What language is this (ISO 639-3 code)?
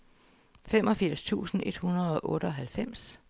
dan